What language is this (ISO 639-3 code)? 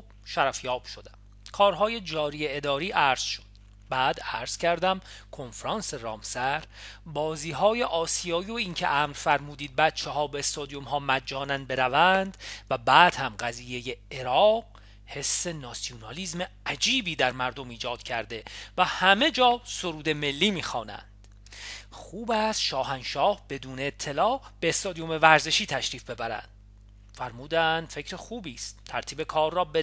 fas